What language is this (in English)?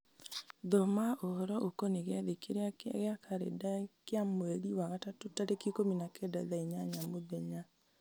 Kikuyu